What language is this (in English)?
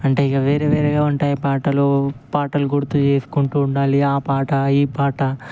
Telugu